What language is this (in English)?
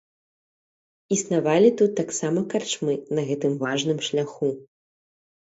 Belarusian